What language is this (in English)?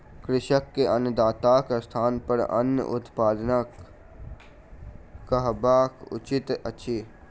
Maithili